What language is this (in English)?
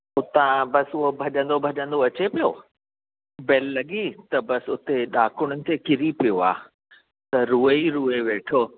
Sindhi